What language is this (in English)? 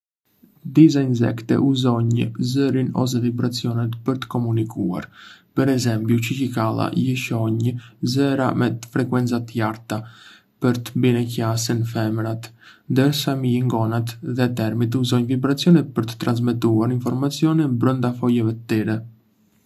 Arbëreshë Albanian